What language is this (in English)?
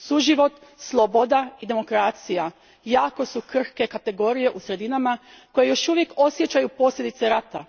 Croatian